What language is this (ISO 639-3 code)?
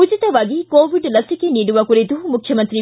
kan